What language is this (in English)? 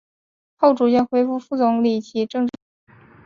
Chinese